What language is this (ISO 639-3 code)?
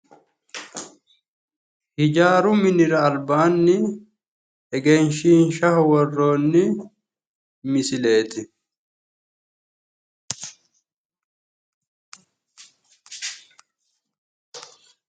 sid